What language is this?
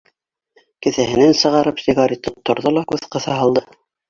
Bashkir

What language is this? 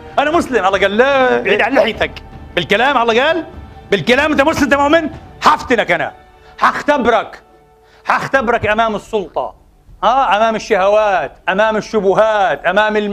Arabic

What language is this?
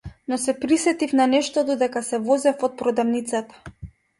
Macedonian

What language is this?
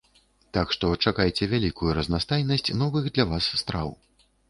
Belarusian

